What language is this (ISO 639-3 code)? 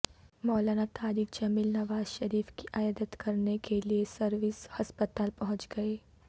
urd